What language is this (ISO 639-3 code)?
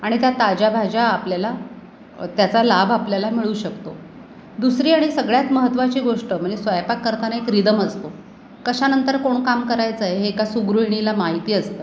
mar